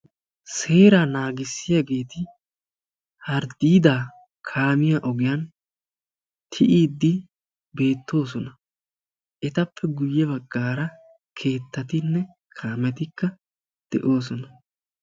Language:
Wolaytta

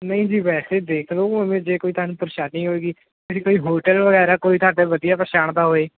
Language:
Punjabi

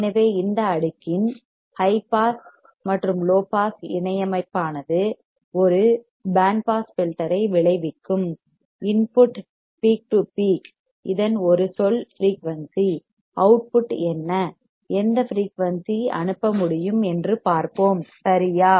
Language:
Tamil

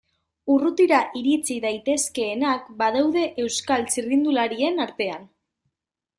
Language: Basque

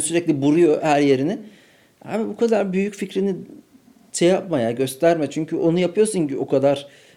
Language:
Turkish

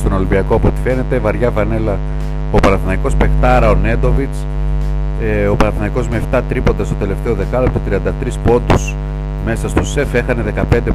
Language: Greek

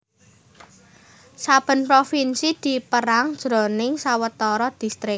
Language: Javanese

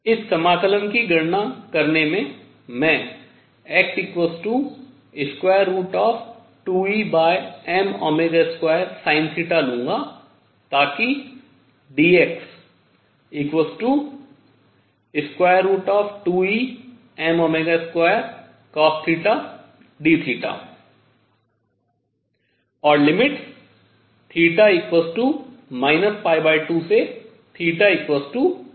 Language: Hindi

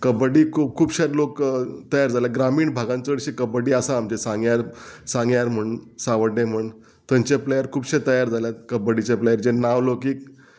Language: Konkani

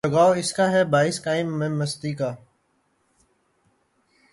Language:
Urdu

